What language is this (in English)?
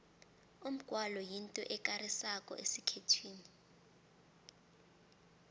South Ndebele